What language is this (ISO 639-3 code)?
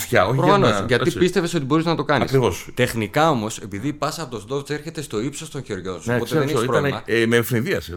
ell